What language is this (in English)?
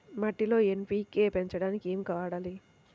Telugu